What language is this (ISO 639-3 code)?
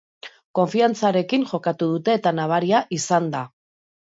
eus